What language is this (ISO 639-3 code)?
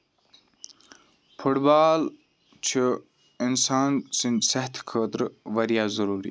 kas